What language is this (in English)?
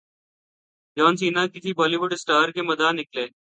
Urdu